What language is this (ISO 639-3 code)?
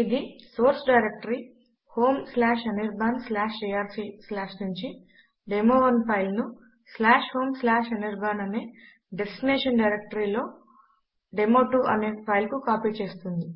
tel